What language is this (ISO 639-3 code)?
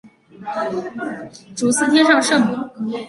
zho